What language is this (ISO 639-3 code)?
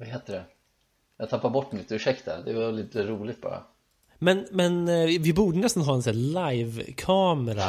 swe